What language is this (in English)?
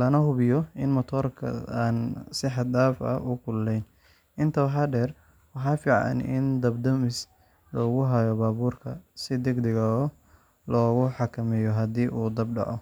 Somali